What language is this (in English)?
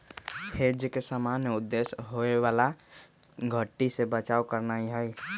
Magahi